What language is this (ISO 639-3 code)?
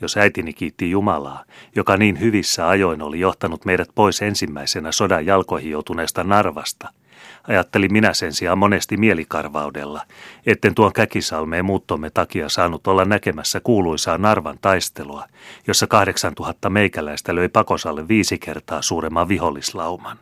fin